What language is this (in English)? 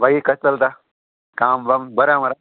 Konkani